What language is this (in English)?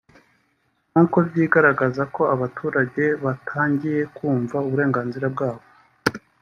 Kinyarwanda